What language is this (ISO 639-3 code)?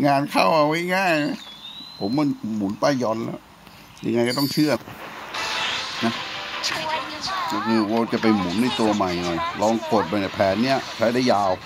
tha